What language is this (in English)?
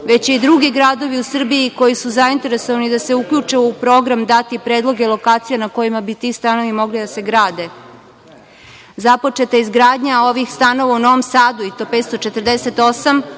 Serbian